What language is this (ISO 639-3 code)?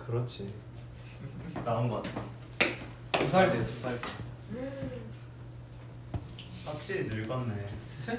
kor